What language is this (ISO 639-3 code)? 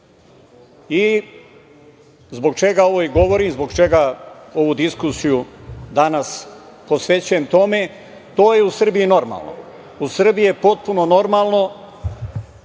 srp